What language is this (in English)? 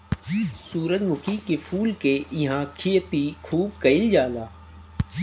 Bhojpuri